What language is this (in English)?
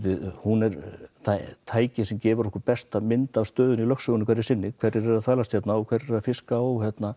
Icelandic